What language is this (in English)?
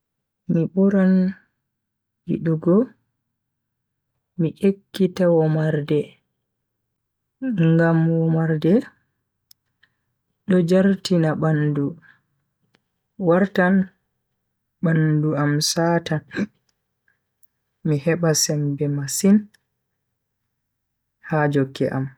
Bagirmi Fulfulde